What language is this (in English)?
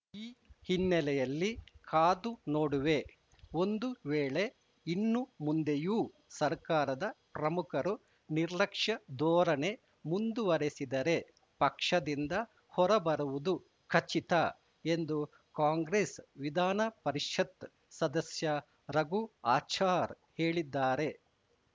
Kannada